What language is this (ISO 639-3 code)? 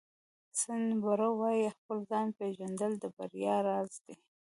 pus